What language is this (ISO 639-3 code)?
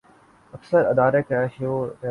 urd